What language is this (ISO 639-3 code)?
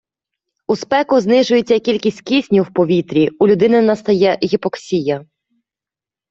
ukr